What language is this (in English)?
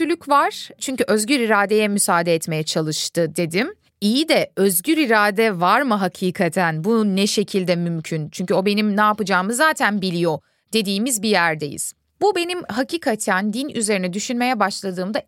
Turkish